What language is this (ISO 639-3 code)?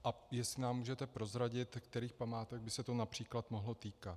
ces